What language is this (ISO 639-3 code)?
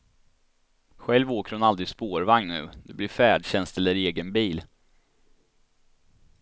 swe